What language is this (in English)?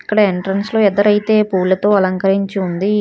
Telugu